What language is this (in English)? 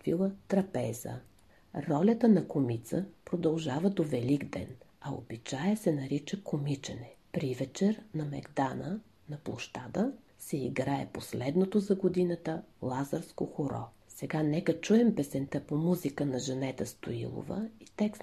Bulgarian